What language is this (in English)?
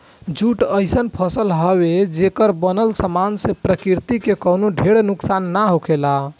Bhojpuri